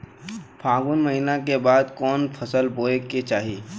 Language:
Bhojpuri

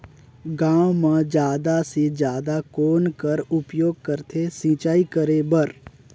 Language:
Chhattisgarhi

